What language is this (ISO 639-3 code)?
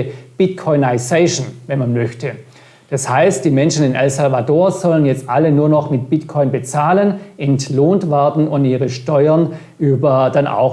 deu